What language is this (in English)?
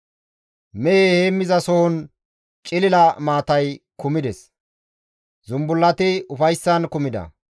Gamo